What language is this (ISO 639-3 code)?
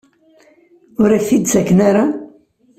kab